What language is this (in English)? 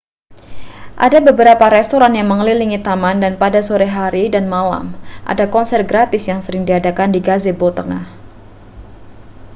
Indonesian